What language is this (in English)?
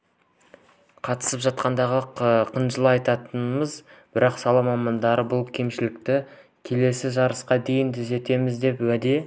Kazakh